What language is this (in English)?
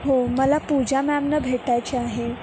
Marathi